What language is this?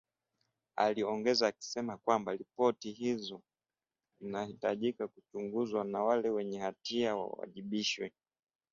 Swahili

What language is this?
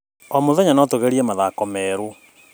Kikuyu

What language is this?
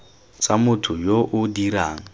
Tswana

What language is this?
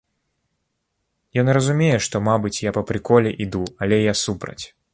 Belarusian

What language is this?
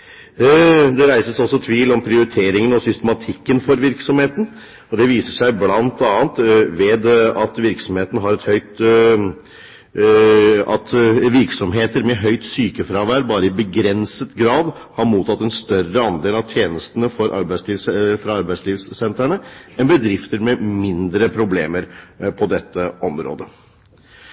Norwegian Bokmål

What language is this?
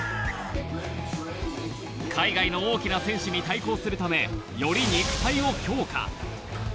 Japanese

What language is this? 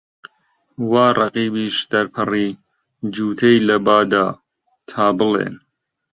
Central Kurdish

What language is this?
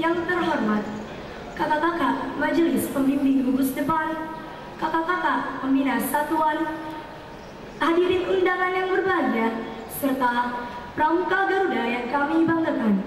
Indonesian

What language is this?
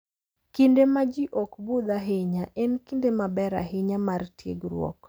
Luo (Kenya and Tanzania)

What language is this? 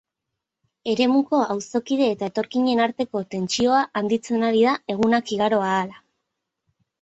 Basque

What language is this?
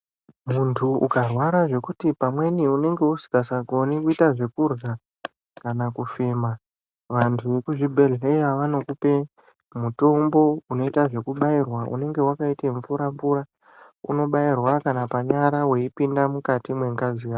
Ndau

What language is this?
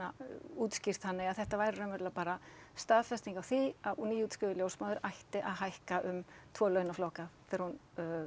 Icelandic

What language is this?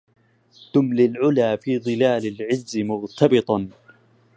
Arabic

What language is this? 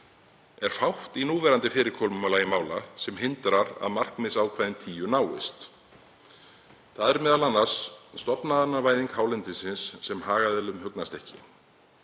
Icelandic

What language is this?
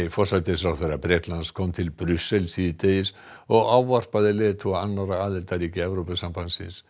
Icelandic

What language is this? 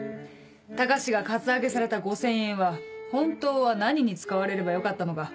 Japanese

